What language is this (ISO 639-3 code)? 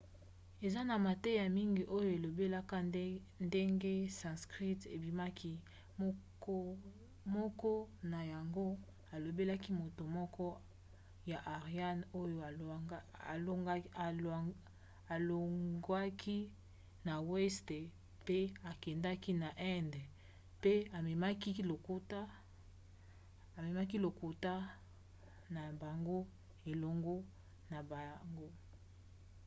lin